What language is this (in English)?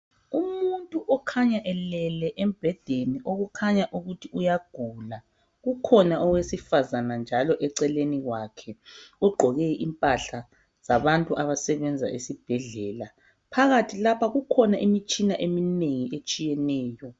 North Ndebele